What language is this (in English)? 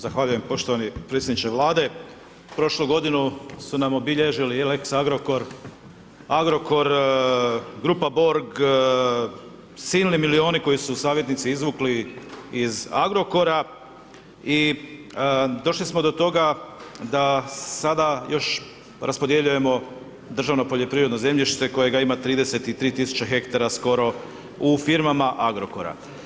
Croatian